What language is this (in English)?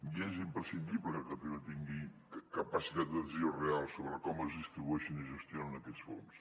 Catalan